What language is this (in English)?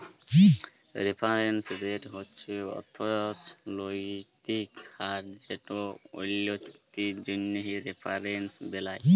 Bangla